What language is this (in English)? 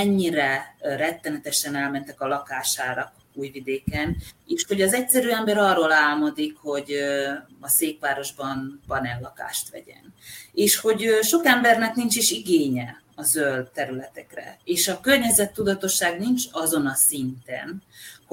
Hungarian